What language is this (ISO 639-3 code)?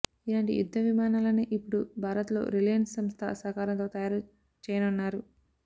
tel